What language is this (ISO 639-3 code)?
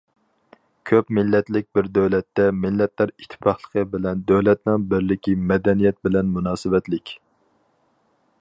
uig